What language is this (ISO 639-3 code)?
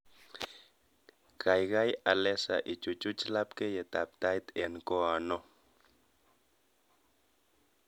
kln